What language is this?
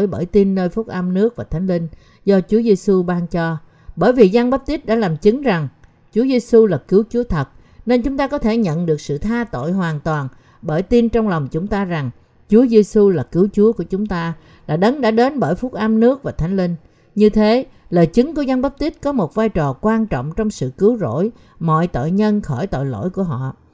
Vietnamese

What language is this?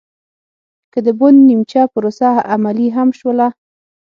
Pashto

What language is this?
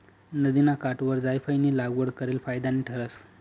Marathi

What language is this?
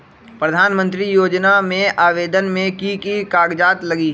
Magahi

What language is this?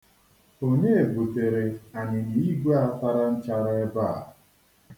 Igbo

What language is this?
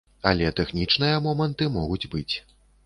Belarusian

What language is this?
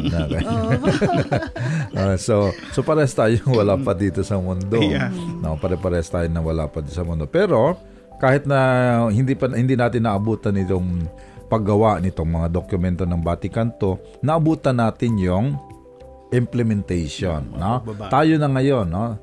Filipino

